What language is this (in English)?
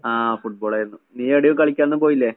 Malayalam